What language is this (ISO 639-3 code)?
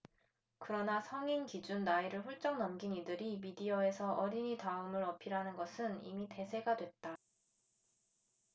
kor